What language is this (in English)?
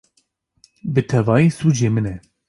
Kurdish